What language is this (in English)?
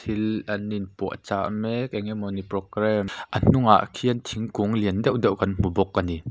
Mizo